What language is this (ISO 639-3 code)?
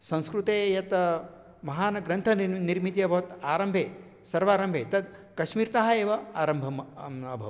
san